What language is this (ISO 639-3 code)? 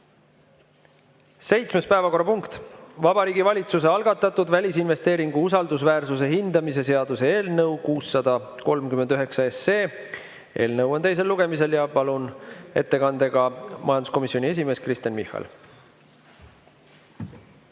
est